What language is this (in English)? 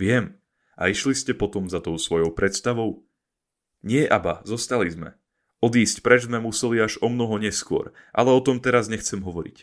Slovak